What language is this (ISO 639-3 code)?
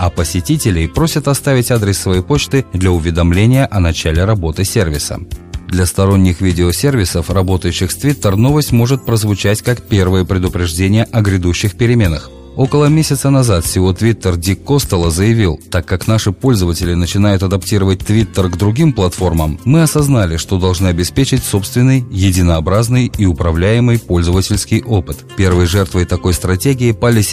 rus